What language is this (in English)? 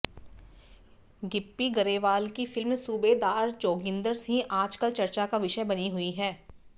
Hindi